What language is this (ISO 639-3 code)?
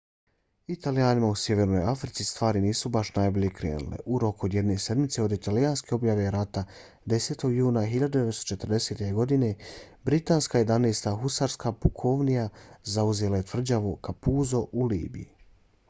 bos